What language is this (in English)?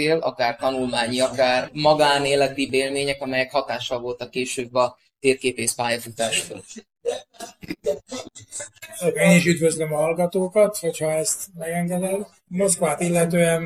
Hungarian